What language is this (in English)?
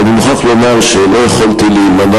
Hebrew